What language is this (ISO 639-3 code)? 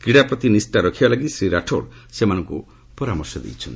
ori